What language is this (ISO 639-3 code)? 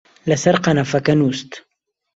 ckb